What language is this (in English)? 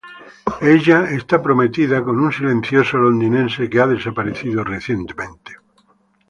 Spanish